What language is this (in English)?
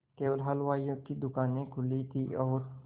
Hindi